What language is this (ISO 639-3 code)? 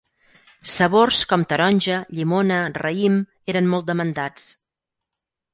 cat